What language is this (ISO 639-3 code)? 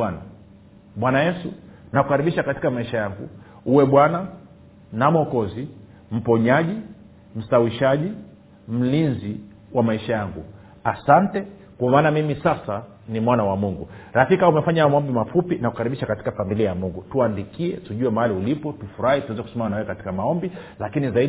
swa